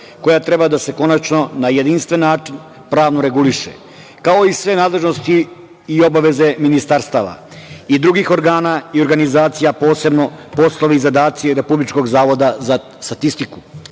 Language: Serbian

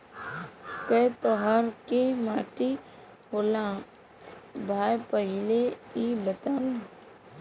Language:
Bhojpuri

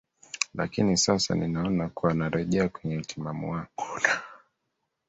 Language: Swahili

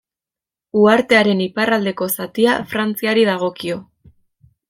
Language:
Basque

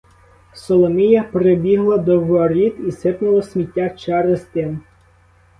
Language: Ukrainian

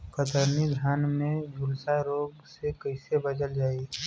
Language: Bhojpuri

